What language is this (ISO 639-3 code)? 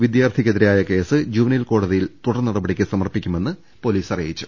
mal